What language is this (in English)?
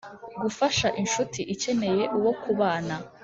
Kinyarwanda